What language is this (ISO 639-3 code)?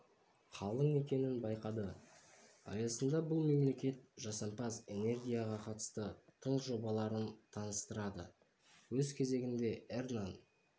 kaz